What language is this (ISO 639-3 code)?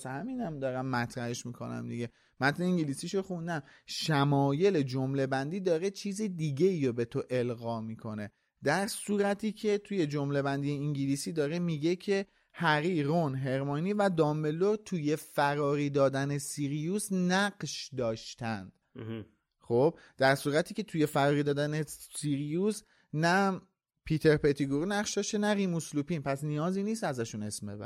fas